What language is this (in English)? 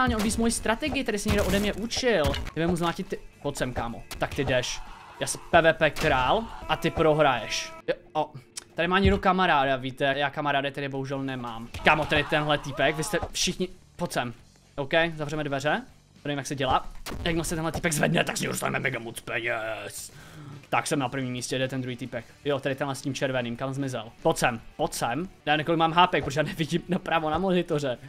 Czech